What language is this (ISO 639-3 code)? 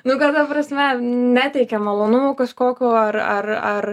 lit